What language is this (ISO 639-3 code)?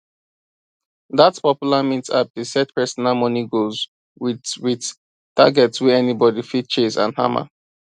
pcm